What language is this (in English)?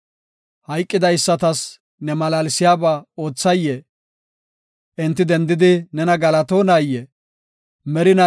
Gofa